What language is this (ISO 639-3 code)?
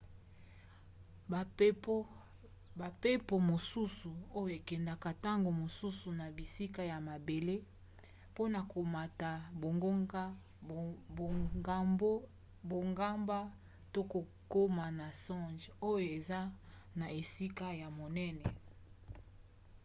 lin